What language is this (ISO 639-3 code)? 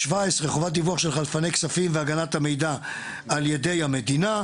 heb